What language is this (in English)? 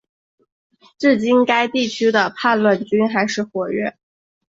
Chinese